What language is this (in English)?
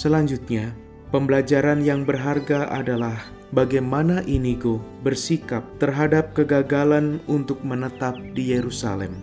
Indonesian